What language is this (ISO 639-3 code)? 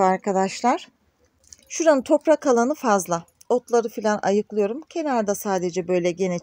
tur